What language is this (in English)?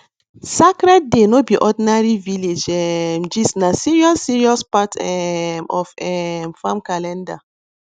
Nigerian Pidgin